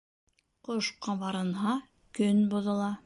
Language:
Bashkir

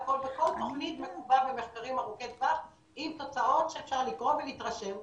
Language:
Hebrew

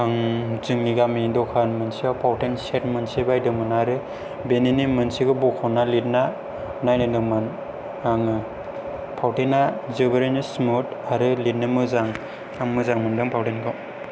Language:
Bodo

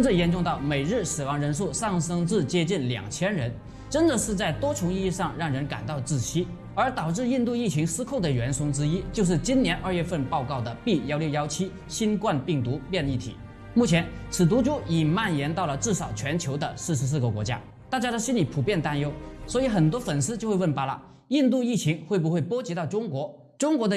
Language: Chinese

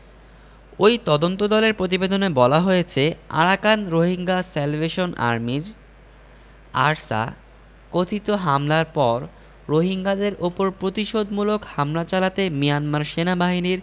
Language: Bangla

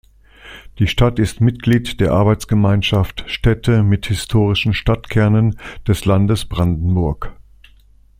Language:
German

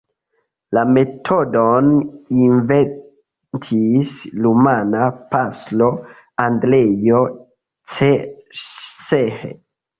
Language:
Esperanto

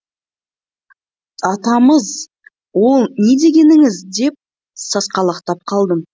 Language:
Kazakh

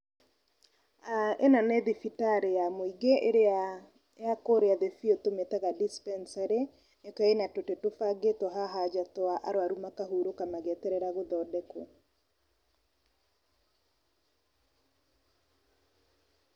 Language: Kikuyu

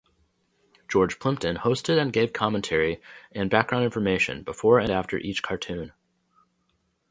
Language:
English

